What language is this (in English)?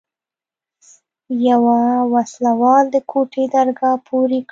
Pashto